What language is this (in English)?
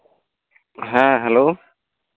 Santali